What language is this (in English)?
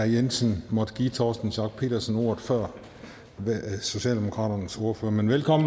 Danish